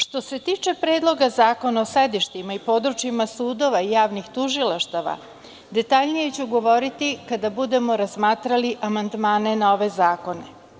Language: Serbian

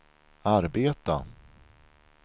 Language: Swedish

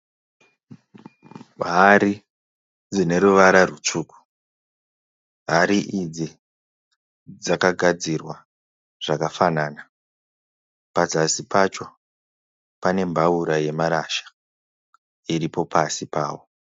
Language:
Shona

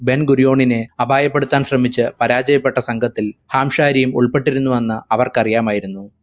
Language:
Malayalam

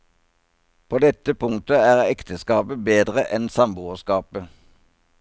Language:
Norwegian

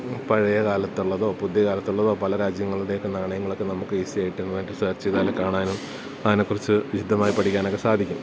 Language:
Malayalam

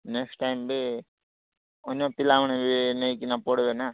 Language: Odia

